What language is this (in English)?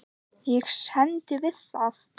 Icelandic